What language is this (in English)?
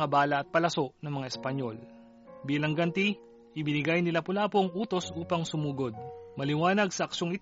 Filipino